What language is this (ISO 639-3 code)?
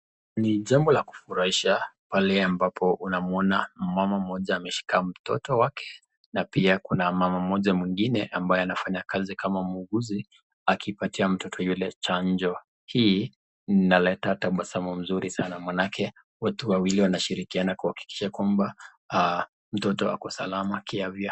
swa